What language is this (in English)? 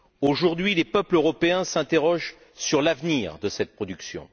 French